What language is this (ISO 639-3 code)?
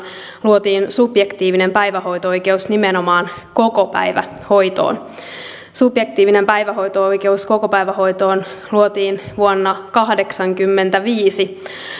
fin